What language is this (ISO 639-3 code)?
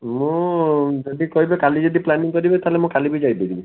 ori